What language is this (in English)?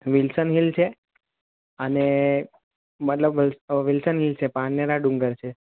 Gujarati